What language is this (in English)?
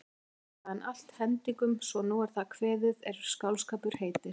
Icelandic